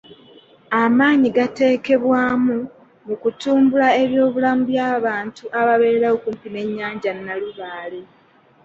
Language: Ganda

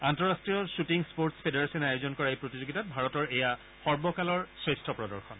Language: Assamese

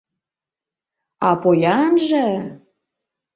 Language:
Mari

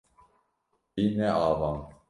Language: Kurdish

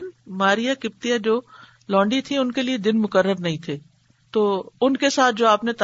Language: Urdu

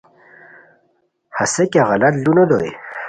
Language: Khowar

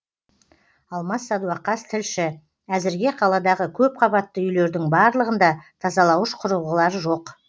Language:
Kazakh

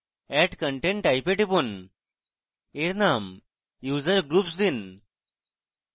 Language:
Bangla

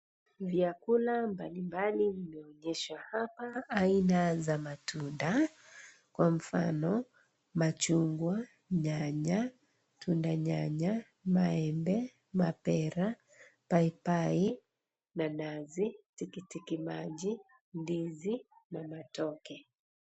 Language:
Swahili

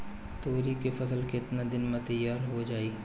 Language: Bhojpuri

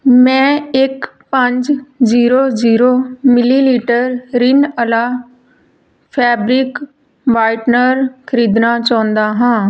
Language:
Punjabi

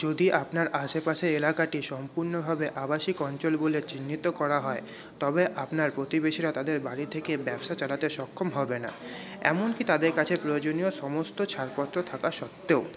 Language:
Bangla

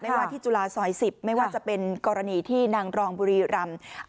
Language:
Thai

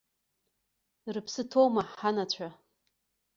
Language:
Abkhazian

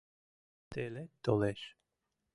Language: Mari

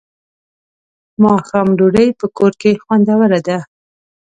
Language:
Pashto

